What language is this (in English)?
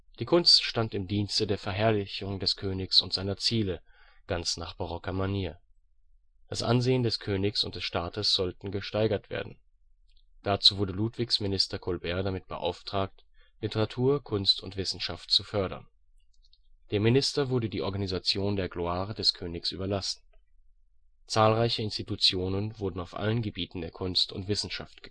German